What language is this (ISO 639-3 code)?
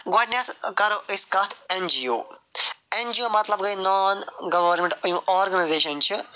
kas